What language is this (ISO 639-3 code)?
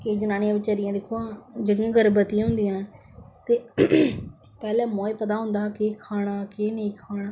doi